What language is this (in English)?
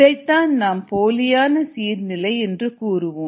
Tamil